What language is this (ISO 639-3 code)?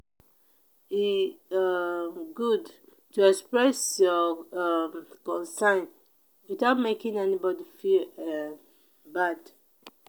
pcm